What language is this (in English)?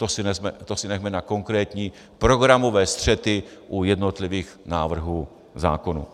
Czech